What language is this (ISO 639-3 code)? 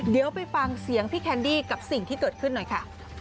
tha